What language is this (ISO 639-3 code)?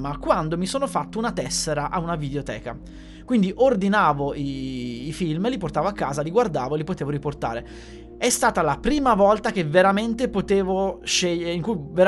ita